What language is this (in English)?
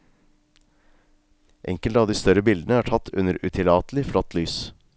Norwegian